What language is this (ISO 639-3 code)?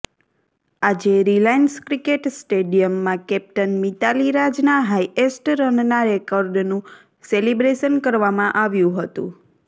guj